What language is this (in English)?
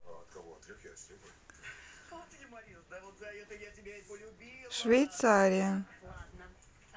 Russian